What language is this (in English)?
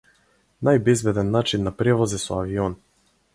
Macedonian